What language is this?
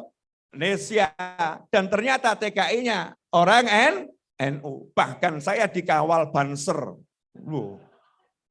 Indonesian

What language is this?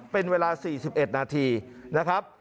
Thai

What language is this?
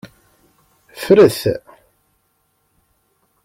Kabyle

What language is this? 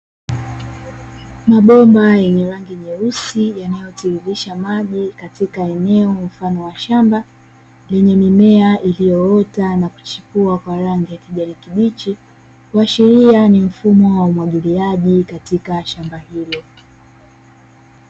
Swahili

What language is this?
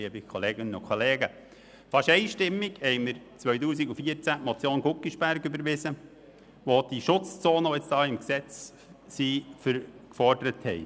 Swiss German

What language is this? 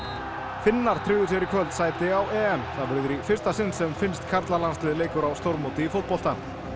Icelandic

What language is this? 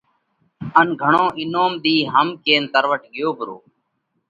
Parkari Koli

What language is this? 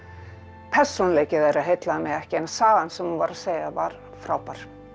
Icelandic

